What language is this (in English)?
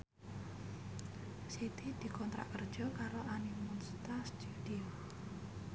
Javanese